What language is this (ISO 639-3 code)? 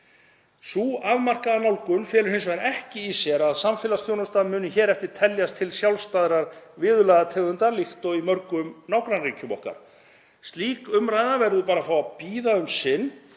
isl